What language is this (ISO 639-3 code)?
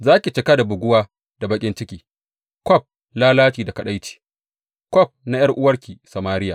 hau